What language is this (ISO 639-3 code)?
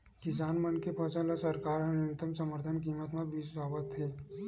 hne